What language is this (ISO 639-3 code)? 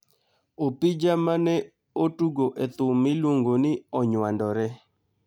luo